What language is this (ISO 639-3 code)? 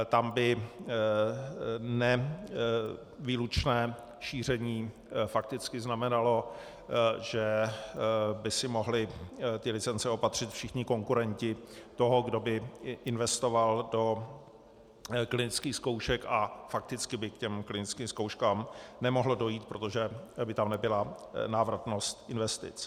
ces